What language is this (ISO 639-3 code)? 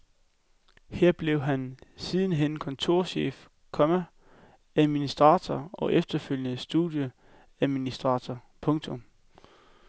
dan